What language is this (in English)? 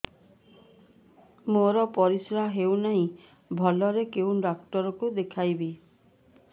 Odia